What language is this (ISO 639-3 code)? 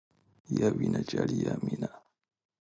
pus